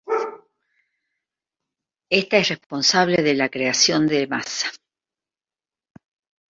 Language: Spanish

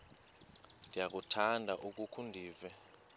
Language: Xhosa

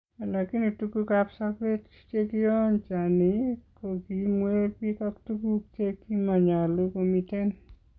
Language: Kalenjin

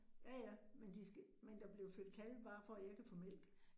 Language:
Danish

